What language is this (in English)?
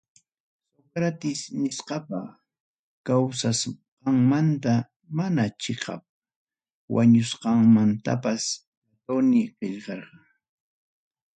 Ayacucho Quechua